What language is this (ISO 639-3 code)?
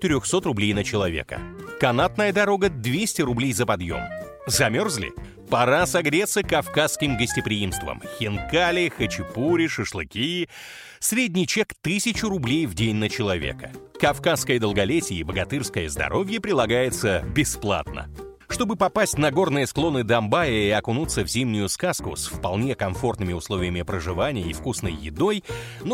rus